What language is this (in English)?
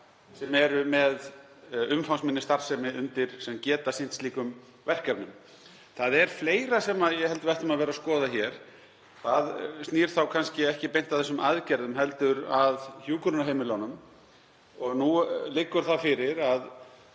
Icelandic